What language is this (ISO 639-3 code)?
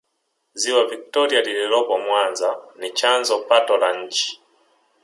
swa